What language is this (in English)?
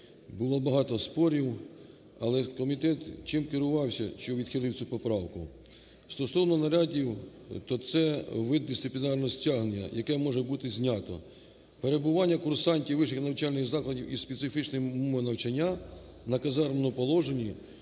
Ukrainian